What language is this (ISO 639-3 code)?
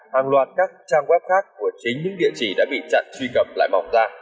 vie